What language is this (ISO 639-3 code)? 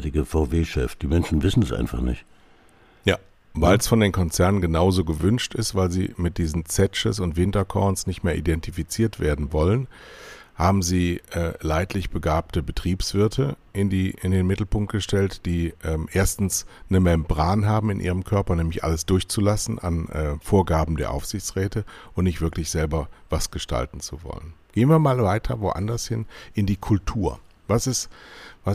deu